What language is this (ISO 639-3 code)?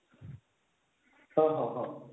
ori